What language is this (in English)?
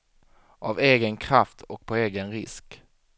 Swedish